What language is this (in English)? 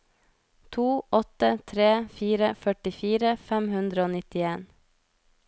Norwegian